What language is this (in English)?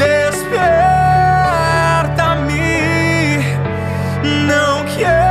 Romanian